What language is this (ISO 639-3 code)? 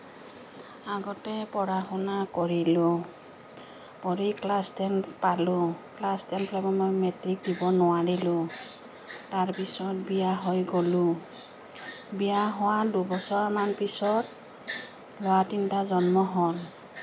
asm